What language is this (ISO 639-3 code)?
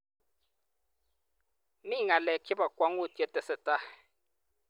kln